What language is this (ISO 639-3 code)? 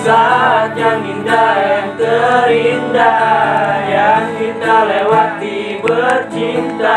ind